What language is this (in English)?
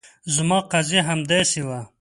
Pashto